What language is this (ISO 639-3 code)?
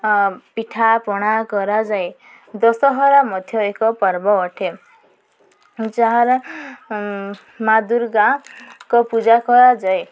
ori